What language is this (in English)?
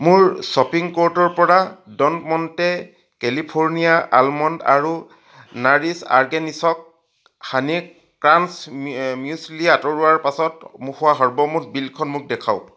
Assamese